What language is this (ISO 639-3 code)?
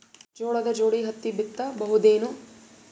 kan